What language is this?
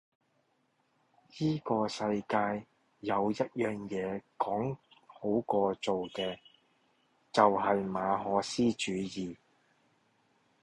Cantonese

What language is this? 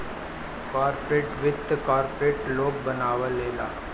Bhojpuri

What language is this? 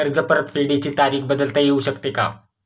Marathi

